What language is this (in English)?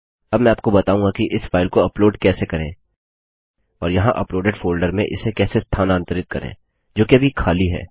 Hindi